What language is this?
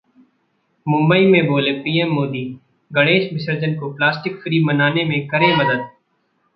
Hindi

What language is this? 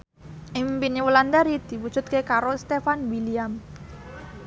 Javanese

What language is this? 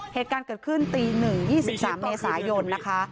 Thai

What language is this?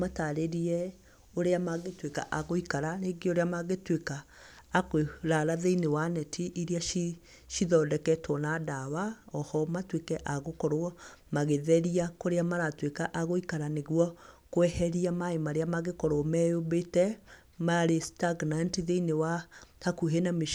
Kikuyu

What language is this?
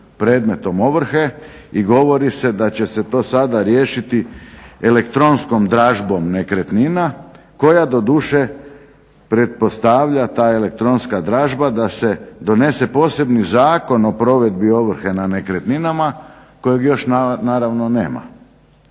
Croatian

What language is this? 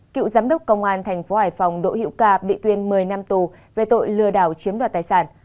Vietnamese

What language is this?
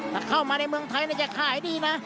Thai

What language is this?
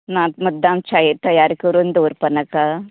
Konkani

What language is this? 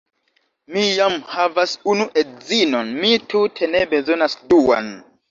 Esperanto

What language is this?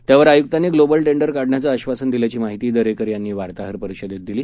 Marathi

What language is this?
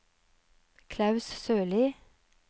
Norwegian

